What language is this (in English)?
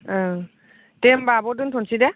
Bodo